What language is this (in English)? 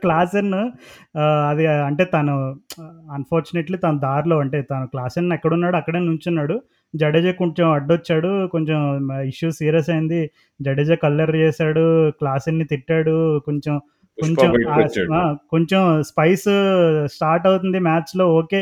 Telugu